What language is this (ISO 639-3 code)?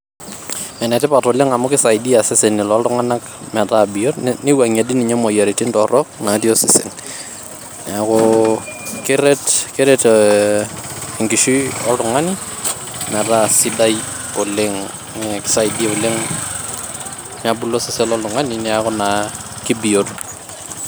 mas